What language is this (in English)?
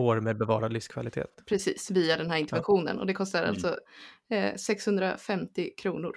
Swedish